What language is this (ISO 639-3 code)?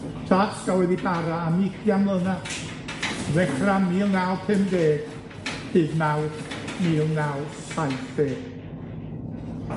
cym